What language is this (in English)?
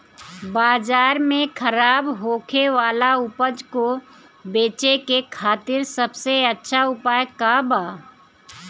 Bhojpuri